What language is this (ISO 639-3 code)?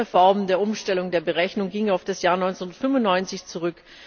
deu